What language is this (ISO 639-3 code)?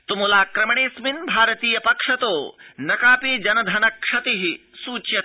san